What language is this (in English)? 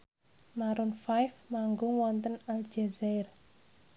Javanese